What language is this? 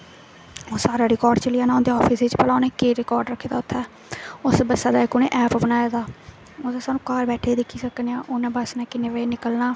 Dogri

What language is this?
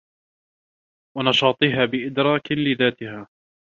Arabic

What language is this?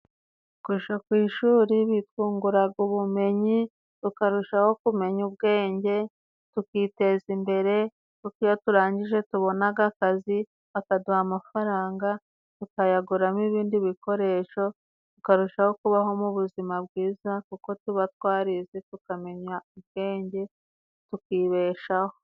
Kinyarwanda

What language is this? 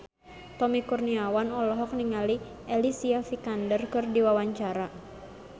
Sundanese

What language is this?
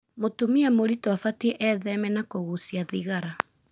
Kikuyu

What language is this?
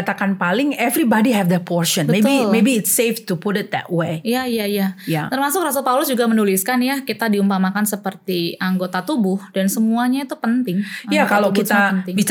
Indonesian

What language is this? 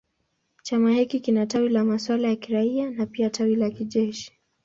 Swahili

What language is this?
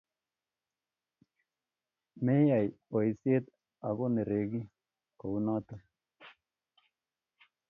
Kalenjin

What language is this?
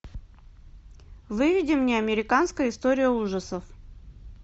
Russian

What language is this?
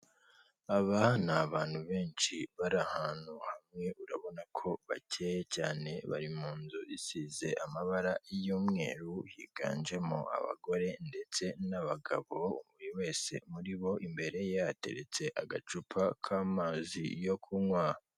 Kinyarwanda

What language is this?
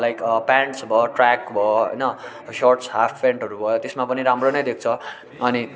Nepali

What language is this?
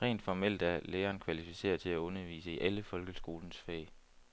Danish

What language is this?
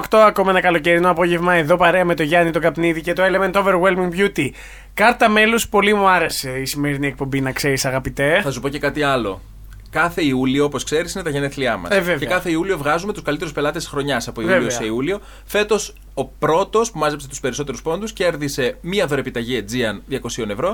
Greek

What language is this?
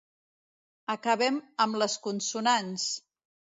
Catalan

